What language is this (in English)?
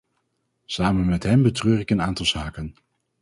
Dutch